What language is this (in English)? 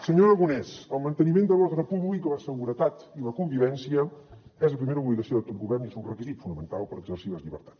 Catalan